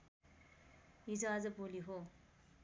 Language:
Nepali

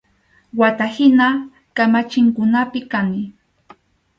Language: Arequipa-La Unión Quechua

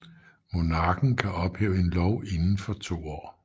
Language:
Danish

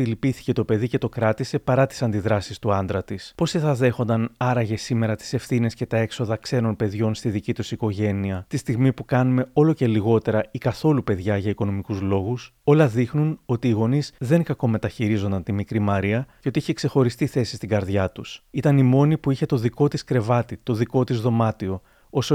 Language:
Greek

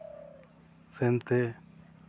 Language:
Santali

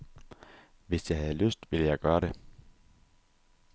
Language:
Danish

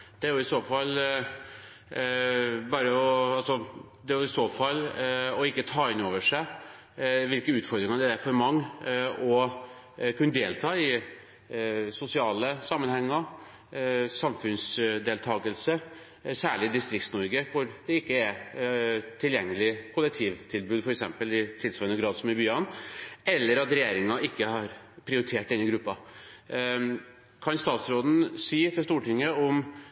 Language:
Norwegian Bokmål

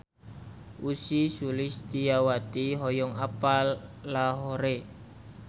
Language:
Sundanese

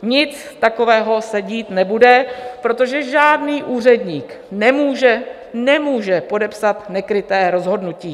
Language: Czech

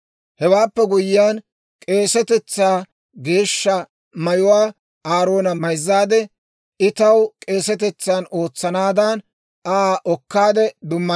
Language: Dawro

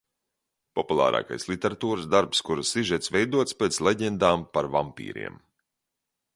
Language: Latvian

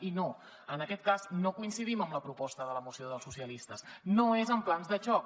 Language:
Catalan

